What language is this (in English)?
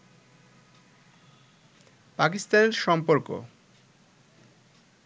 Bangla